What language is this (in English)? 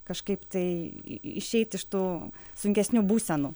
Lithuanian